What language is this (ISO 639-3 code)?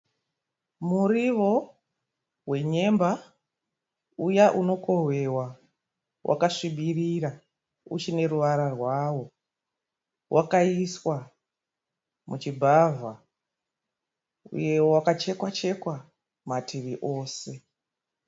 sna